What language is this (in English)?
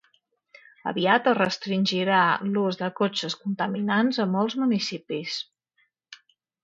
Catalan